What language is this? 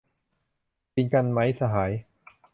Thai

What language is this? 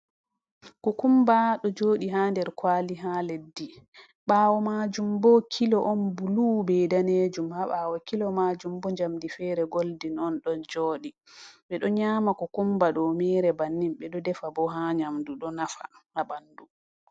Fula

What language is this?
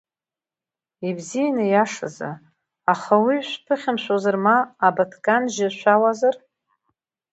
Abkhazian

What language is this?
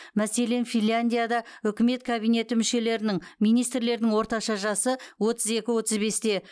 Kazakh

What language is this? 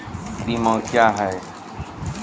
Maithili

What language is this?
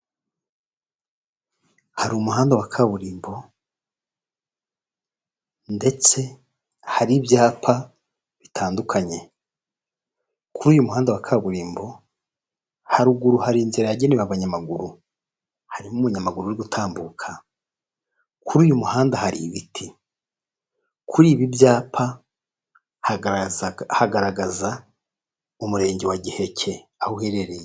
Kinyarwanda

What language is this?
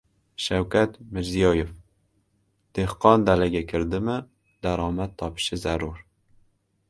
Uzbek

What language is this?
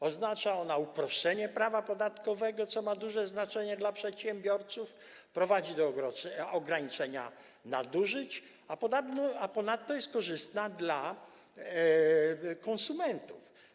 Polish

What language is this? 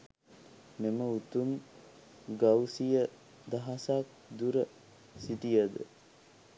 Sinhala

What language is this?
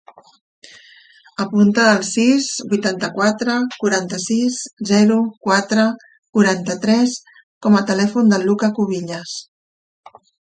Catalan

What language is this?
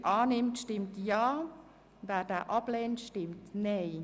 Swiss German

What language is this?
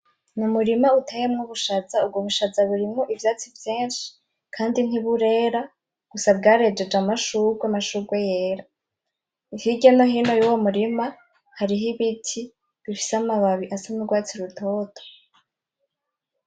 Rundi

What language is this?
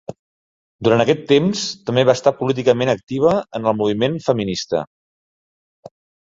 Catalan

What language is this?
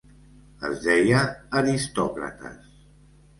Catalan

